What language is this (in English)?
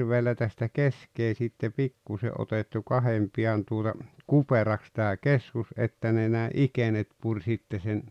Finnish